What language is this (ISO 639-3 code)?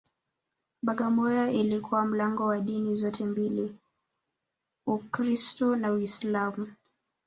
swa